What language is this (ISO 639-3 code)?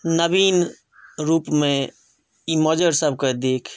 mai